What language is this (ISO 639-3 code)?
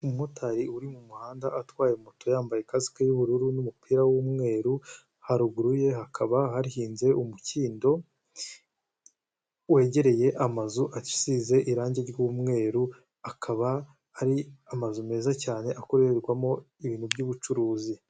kin